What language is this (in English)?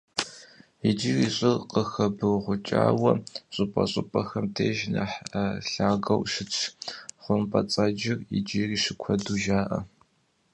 Kabardian